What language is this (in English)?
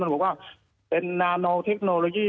Thai